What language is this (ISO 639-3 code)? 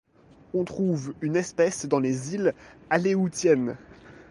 fra